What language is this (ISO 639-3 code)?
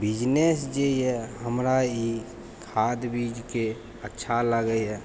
mai